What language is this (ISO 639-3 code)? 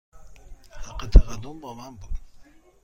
fas